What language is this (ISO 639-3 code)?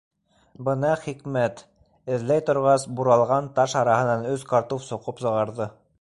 bak